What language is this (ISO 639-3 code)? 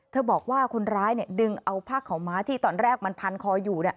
tha